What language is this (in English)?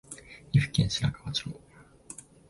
Japanese